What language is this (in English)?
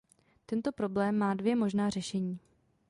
Czech